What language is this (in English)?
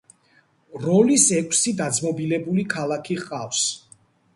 Georgian